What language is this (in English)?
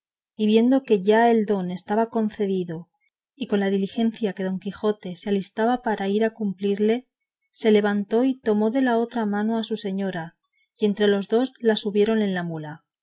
Spanish